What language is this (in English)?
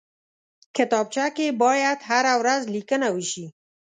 Pashto